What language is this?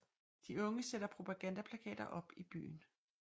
Danish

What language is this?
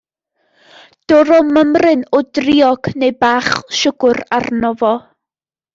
Welsh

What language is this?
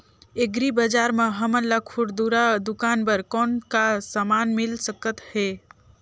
Chhattisgarhi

